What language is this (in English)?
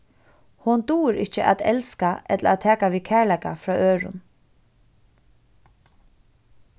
Faroese